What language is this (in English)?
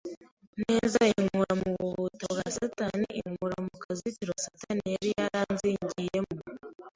Kinyarwanda